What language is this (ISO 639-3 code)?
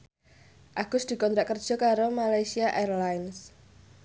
jav